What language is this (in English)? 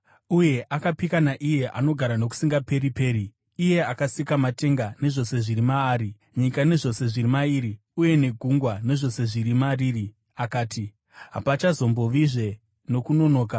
Shona